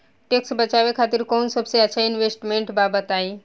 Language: Bhojpuri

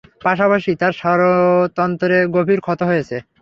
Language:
Bangla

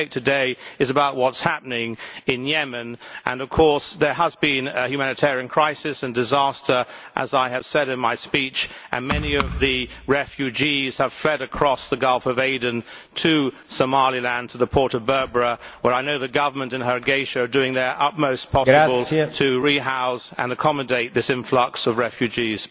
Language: English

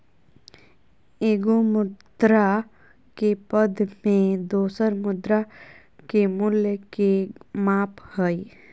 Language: Magahi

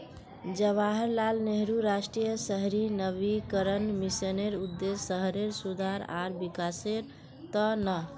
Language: Magahi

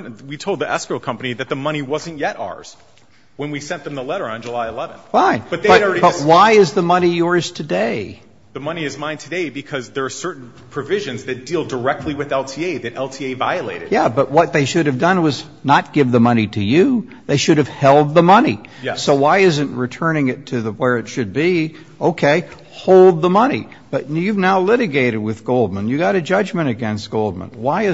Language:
English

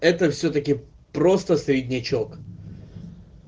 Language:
Russian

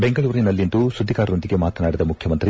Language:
Kannada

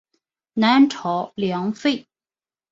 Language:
Chinese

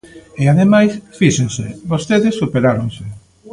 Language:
Galician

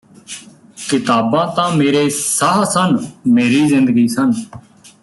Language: Punjabi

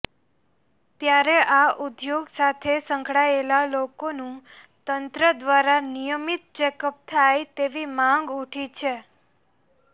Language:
Gujarati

